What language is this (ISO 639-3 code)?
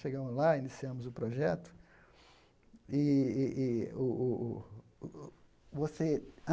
por